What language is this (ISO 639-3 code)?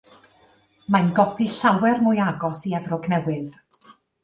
cym